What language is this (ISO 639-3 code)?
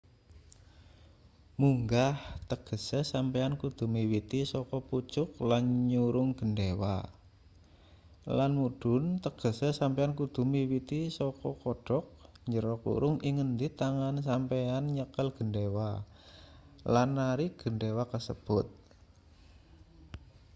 jav